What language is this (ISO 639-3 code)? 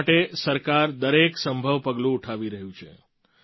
guj